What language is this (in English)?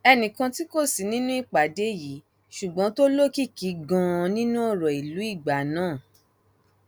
Yoruba